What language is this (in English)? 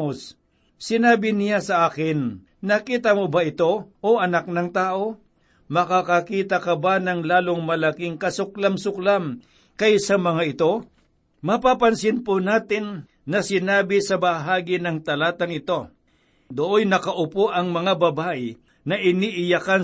Filipino